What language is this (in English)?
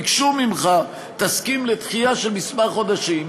Hebrew